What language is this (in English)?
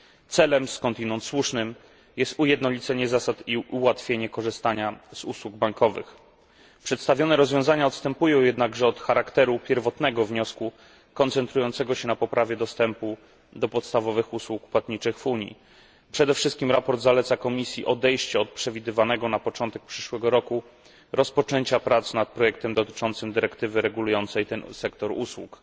Polish